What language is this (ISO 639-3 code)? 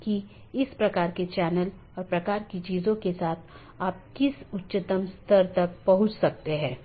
hin